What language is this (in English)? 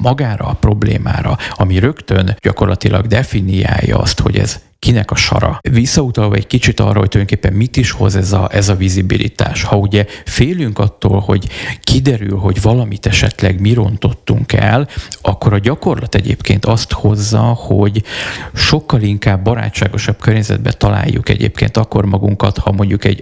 Hungarian